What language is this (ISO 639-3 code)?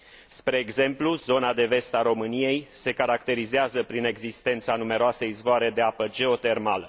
ron